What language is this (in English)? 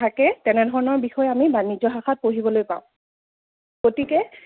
Assamese